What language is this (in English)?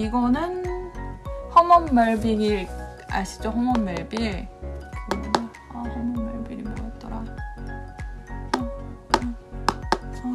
Korean